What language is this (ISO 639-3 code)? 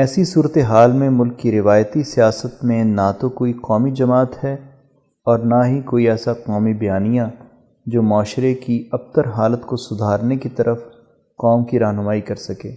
urd